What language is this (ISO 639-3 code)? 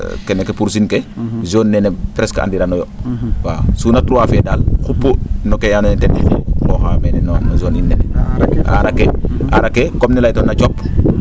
srr